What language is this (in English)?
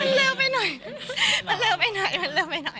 Thai